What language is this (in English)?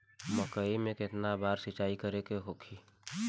Bhojpuri